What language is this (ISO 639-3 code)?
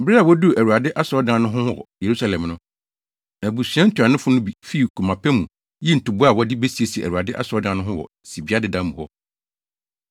aka